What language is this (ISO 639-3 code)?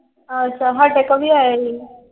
pan